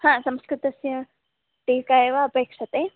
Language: Sanskrit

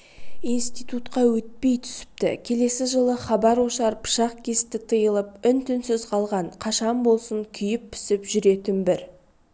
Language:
Kazakh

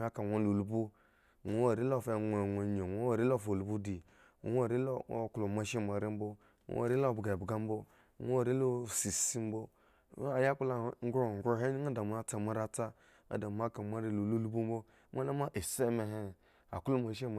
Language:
Eggon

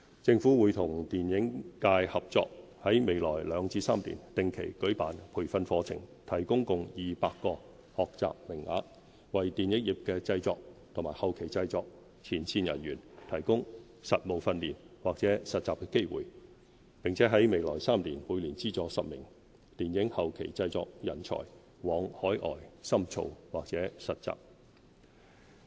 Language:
Cantonese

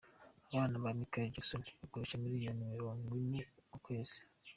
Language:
Kinyarwanda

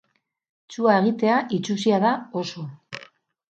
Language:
Basque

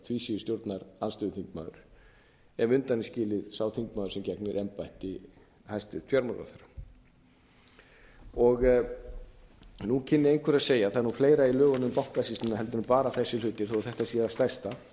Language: Icelandic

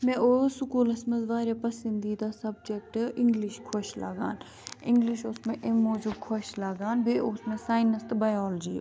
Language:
Kashmiri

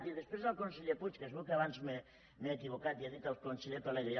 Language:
Catalan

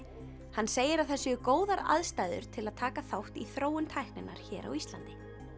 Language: Icelandic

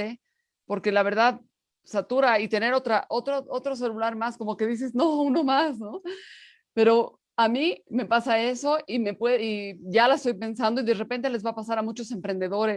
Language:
Spanish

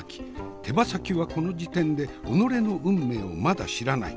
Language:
Japanese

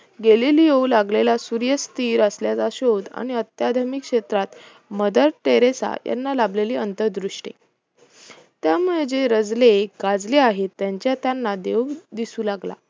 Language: Marathi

